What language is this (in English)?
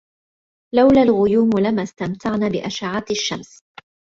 Arabic